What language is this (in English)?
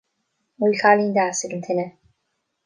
Irish